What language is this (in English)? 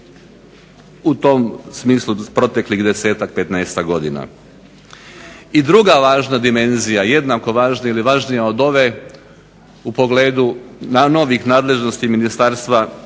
Croatian